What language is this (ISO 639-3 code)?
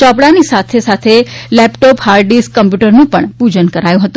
guj